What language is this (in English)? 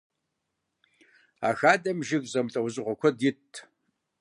Kabardian